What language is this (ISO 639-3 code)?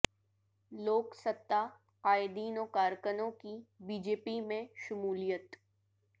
urd